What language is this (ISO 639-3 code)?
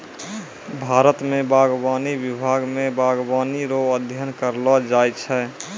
mai